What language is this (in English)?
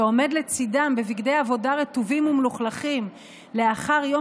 Hebrew